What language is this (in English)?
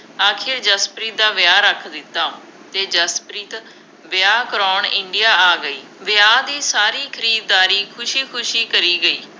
Punjabi